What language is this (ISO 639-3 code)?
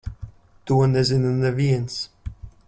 lav